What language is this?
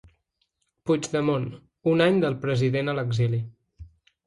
Catalan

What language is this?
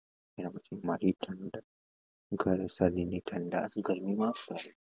Gujarati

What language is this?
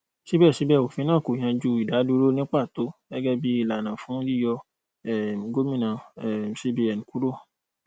Yoruba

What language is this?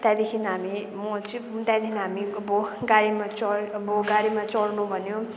Nepali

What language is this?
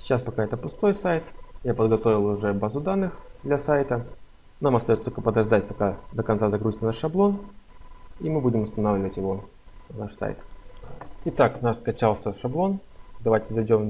Russian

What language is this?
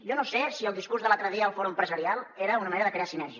Catalan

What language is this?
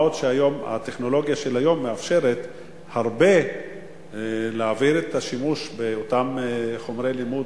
Hebrew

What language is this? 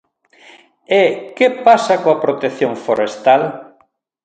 Galician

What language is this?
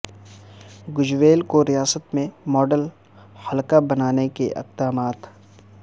Urdu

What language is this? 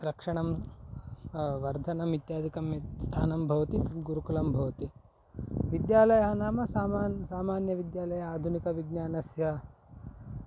Sanskrit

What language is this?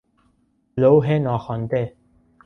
Persian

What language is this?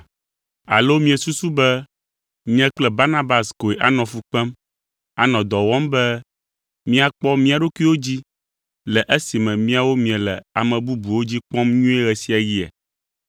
Ewe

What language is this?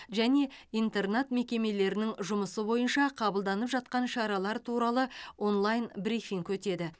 Kazakh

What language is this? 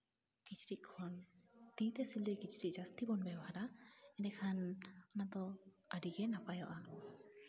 Santali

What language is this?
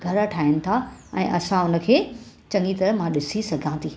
Sindhi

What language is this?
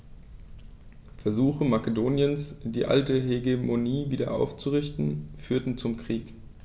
German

